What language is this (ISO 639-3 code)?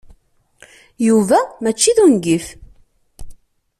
kab